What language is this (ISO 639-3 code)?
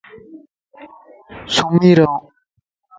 lss